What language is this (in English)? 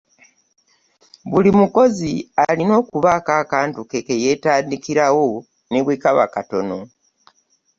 Ganda